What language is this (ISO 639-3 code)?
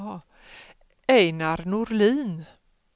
swe